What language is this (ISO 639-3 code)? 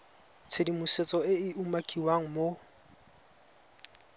tsn